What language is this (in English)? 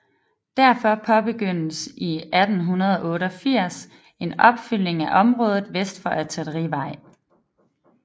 Danish